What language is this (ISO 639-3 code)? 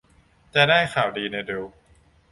tha